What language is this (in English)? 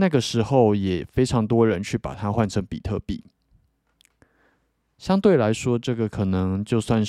Chinese